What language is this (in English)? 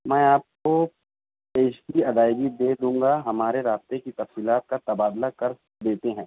Urdu